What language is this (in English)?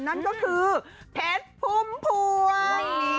Thai